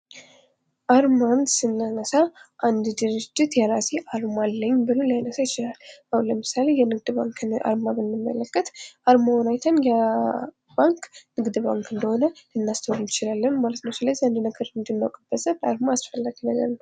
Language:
Amharic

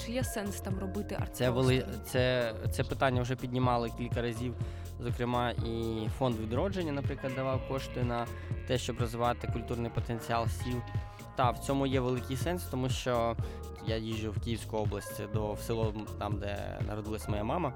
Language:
Ukrainian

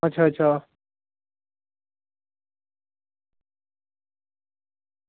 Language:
Dogri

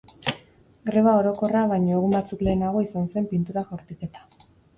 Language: Basque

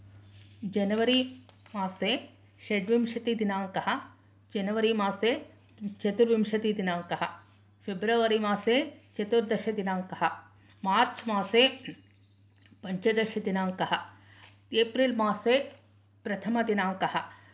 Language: Sanskrit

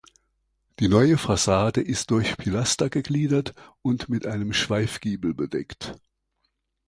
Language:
German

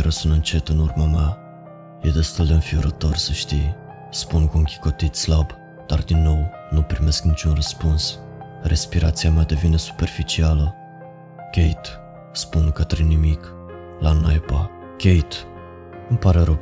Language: Romanian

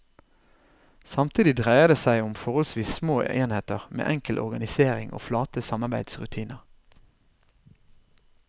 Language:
Norwegian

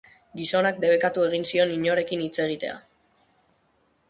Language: Basque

